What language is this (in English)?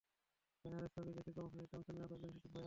Bangla